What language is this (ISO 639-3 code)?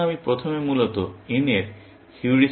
ben